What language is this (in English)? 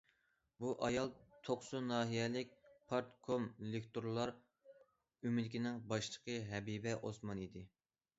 Uyghur